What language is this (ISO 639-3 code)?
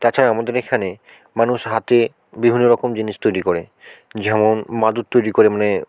ben